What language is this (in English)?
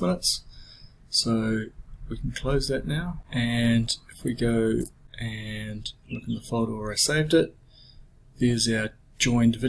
English